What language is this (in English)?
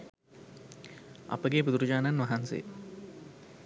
Sinhala